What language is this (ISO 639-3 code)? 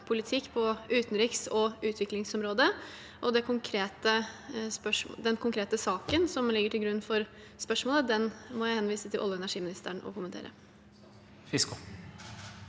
nor